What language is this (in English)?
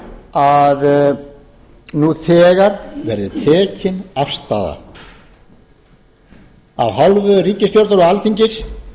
Icelandic